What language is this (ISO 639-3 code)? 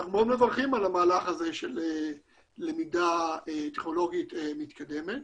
heb